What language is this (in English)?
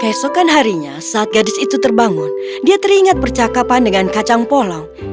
Indonesian